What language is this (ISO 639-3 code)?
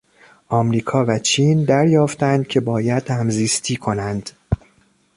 fas